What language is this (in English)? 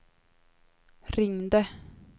Swedish